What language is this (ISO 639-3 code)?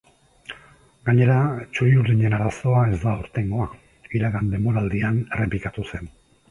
eus